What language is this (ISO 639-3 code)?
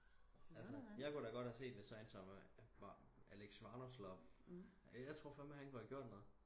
dan